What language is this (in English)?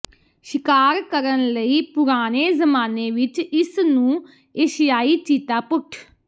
Punjabi